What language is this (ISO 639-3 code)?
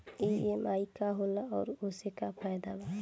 bho